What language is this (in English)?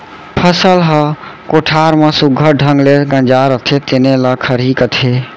Chhattisgarhi